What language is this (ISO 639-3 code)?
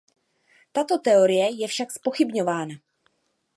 ces